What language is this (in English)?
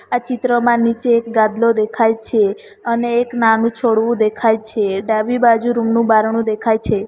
Gujarati